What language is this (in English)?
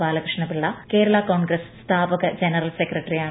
Malayalam